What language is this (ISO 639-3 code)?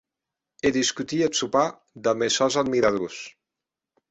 oci